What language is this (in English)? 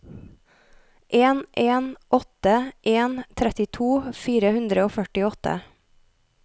Norwegian